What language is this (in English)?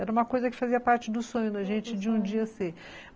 Portuguese